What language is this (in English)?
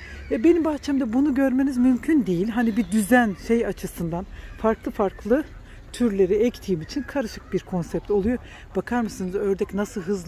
Turkish